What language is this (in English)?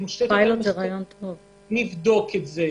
Hebrew